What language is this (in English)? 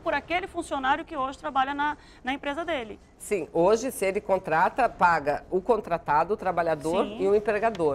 Portuguese